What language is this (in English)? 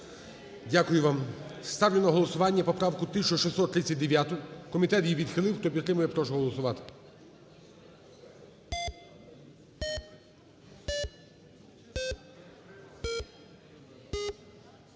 Ukrainian